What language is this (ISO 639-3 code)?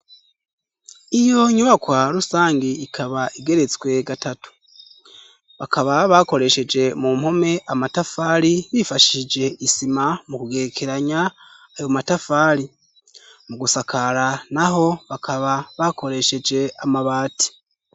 run